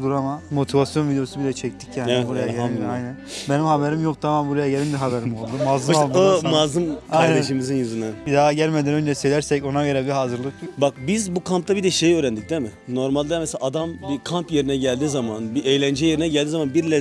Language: Turkish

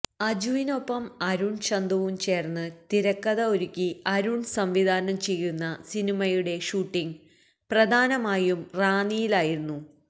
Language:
Malayalam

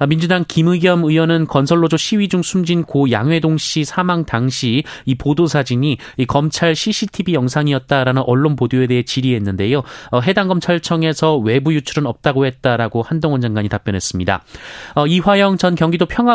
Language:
Korean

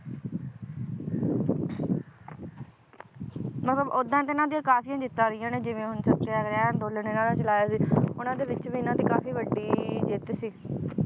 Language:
Punjabi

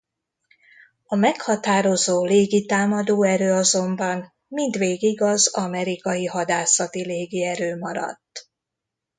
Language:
Hungarian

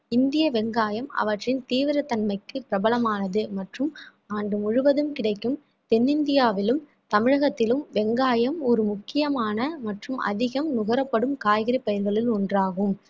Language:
Tamil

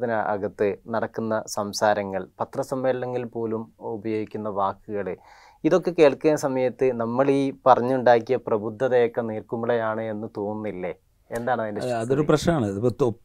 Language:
Malayalam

